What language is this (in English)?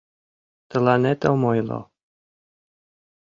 Mari